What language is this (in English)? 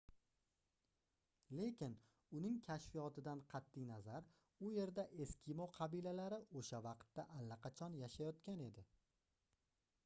Uzbek